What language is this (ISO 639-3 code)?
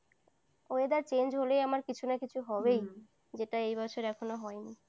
ben